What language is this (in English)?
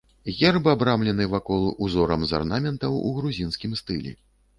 Belarusian